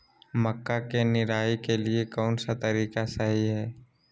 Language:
Magahi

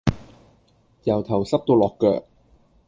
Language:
Cantonese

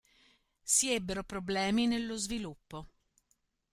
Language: Italian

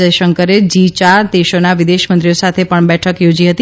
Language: Gujarati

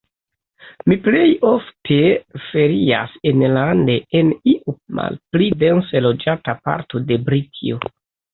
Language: Esperanto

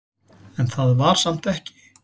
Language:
Icelandic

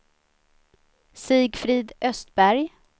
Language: Swedish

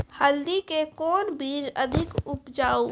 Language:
Maithili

